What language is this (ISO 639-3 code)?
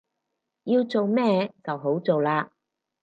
yue